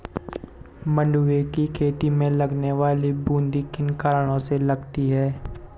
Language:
Hindi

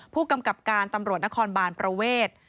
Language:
Thai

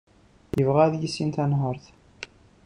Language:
Kabyle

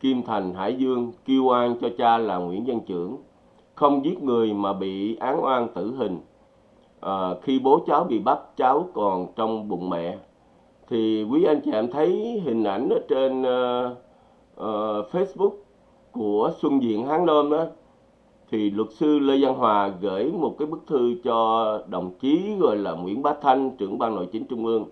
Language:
Vietnamese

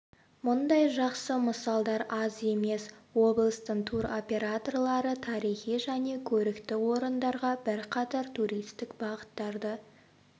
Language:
Kazakh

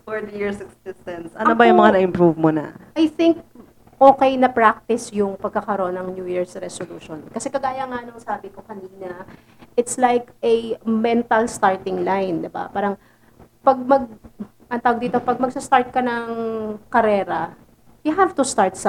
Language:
Filipino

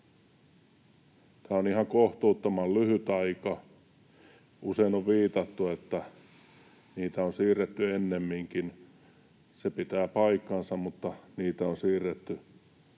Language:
Finnish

